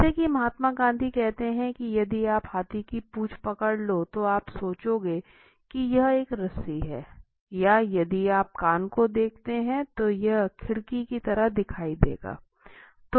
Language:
Hindi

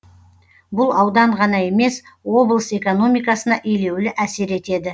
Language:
Kazakh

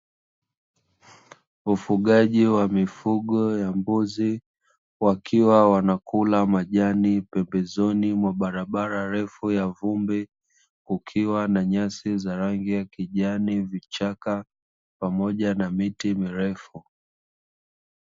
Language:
Swahili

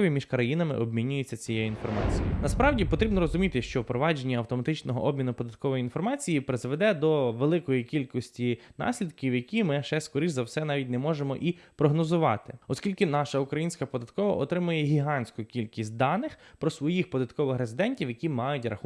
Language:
Ukrainian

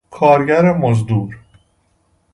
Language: Persian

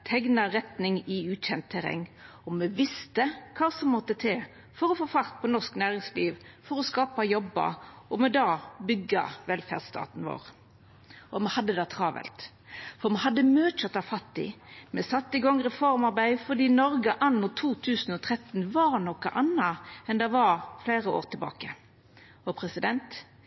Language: Norwegian Nynorsk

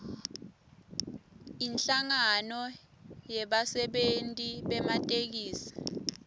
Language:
Swati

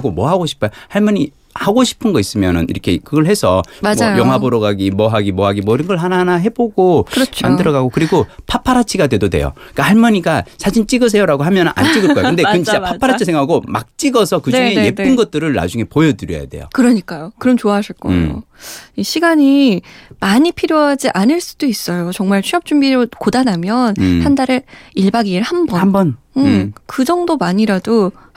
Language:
Korean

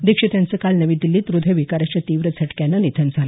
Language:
Marathi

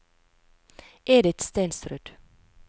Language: Norwegian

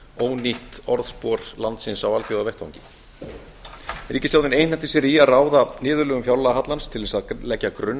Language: Icelandic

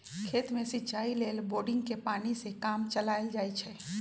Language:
Magahi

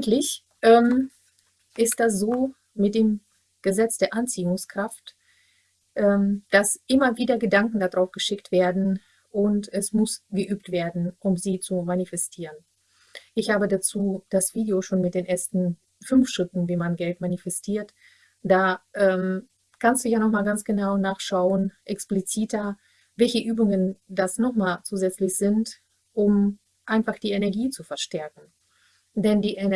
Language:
German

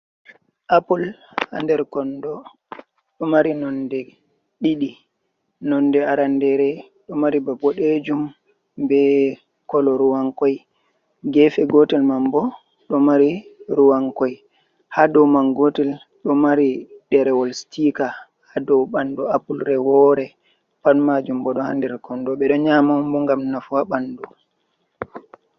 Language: Fula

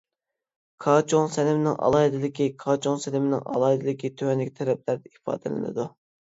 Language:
Uyghur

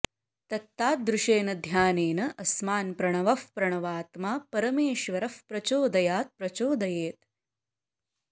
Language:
Sanskrit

